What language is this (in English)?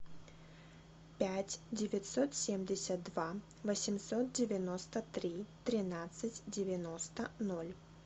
Russian